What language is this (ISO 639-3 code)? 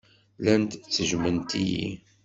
kab